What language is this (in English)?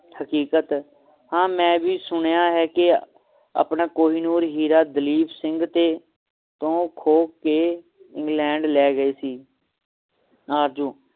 Punjabi